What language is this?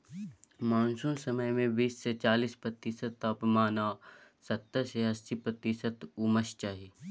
Maithili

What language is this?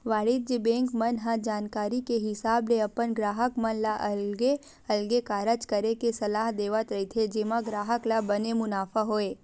Chhattisgarhi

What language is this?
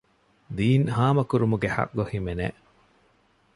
Divehi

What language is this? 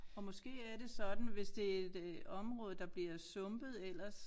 Danish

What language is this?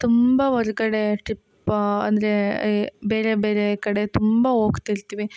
Kannada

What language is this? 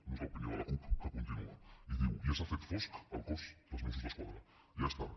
Catalan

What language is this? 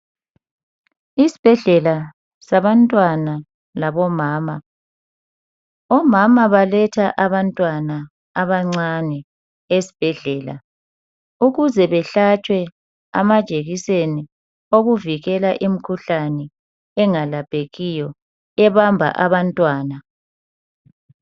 North Ndebele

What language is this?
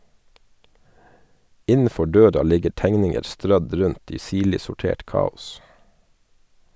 Norwegian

